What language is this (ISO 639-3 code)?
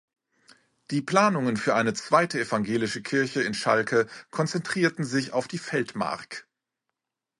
deu